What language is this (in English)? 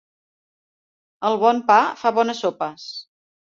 Catalan